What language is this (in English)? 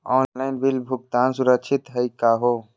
Magahi